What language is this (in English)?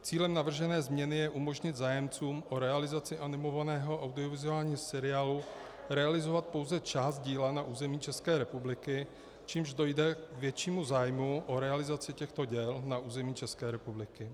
Czech